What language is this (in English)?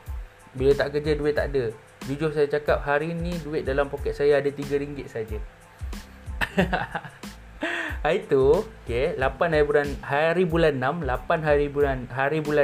Malay